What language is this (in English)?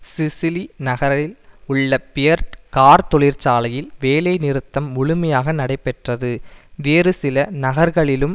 Tamil